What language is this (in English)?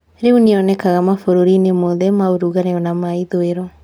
Kikuyu